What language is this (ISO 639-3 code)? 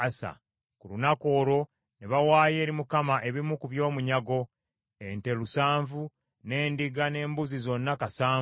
lug